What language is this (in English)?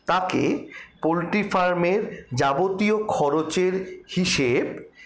Bangla